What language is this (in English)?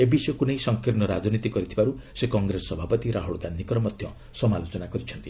Odia